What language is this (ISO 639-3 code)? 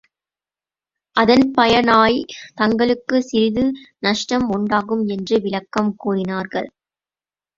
tam